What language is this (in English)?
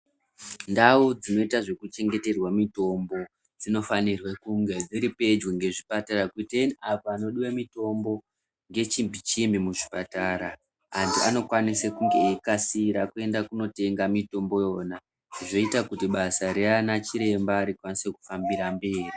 Ndau